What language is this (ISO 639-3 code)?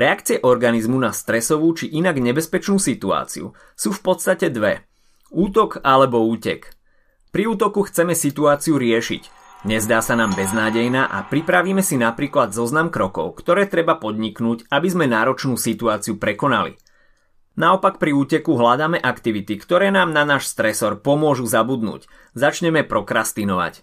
slk